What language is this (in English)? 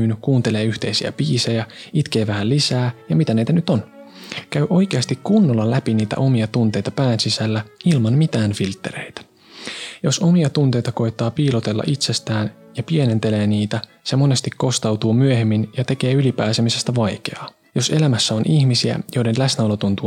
Finnish